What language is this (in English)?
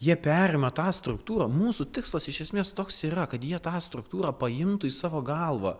Lithuanian